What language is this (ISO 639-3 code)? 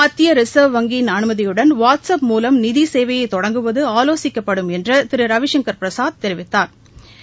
tam